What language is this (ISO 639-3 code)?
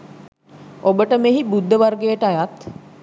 sin